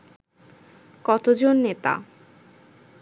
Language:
Bangla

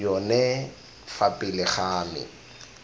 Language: Tswana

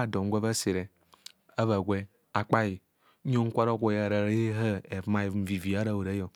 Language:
Kohumono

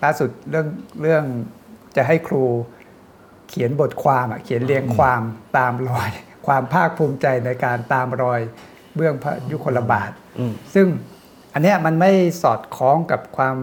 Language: Thai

